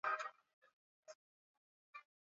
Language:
Swahili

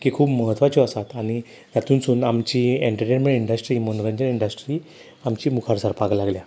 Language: Konkani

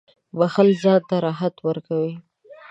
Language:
Pashto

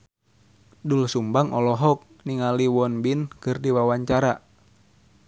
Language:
Sundanese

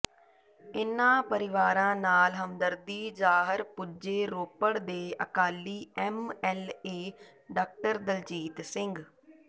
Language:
Punjabi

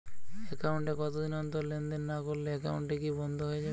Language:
Bangla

